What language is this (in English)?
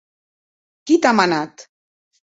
Occitan